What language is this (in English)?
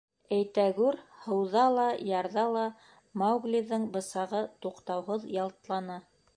Bashkir